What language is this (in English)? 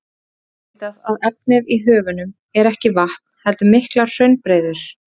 Icelandic